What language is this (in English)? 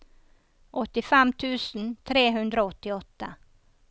Norwegian